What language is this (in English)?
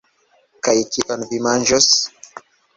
Esperanto